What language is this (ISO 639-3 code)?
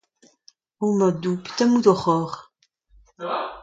bre